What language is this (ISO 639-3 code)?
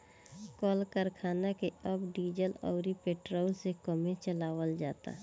bho